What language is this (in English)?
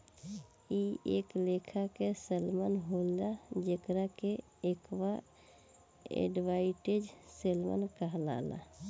Bhojpuri